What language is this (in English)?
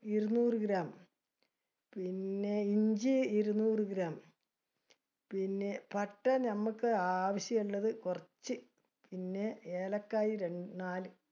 Malayalam